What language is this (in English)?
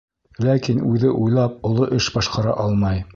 Bashkir